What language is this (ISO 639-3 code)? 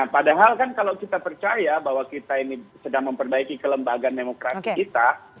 ind